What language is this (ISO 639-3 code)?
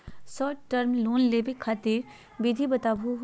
mag